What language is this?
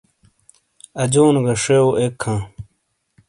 Shina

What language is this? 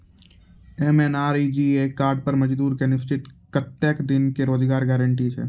Maithili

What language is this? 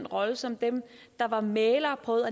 Danish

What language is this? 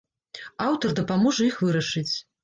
Belarusian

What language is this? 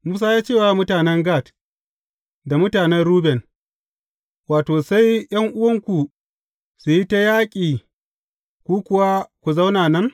Hausa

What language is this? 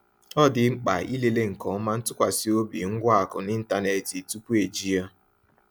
Igbo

